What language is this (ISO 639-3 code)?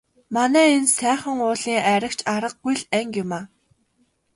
mon